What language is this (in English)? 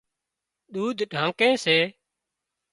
Wadiyara Koli